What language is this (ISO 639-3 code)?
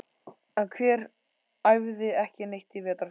isl